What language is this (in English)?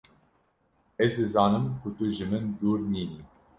Kurdish